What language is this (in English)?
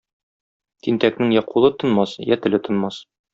Tatar